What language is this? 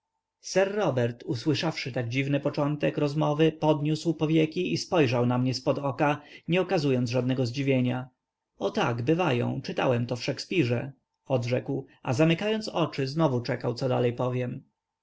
Polish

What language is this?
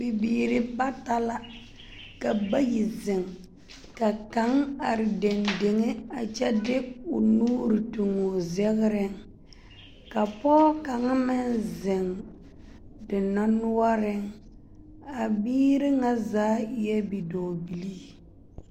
Southern Dagaare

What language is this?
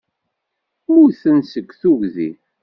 Kabyle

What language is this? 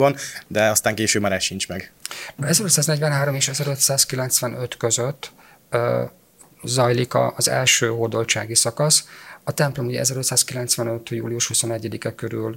Hungarian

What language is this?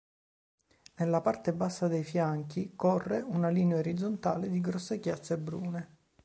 Italian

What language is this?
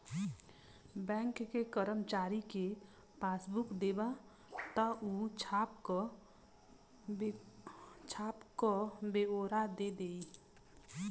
Bhojpuri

